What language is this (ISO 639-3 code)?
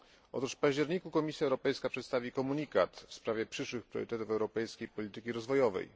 pol